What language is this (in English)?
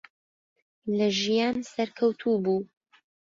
Central Kurdish